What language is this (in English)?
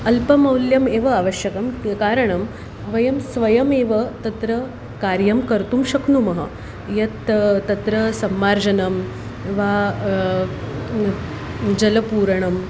Sanskrit